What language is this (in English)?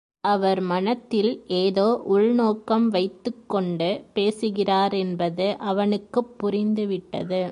Tamil